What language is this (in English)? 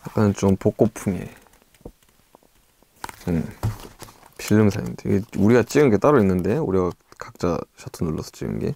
Korean